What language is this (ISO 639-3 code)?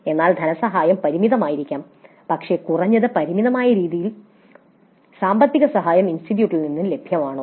mal